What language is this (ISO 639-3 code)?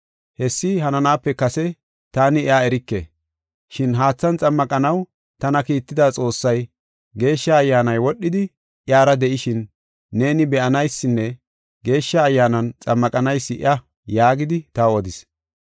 gof